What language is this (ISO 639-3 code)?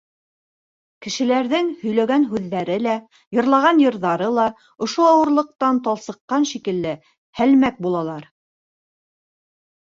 bak